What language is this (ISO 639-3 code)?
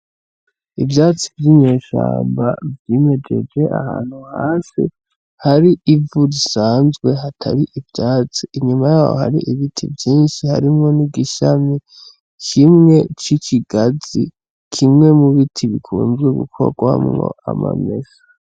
run